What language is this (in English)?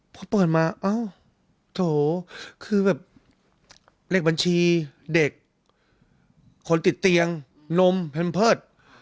Thai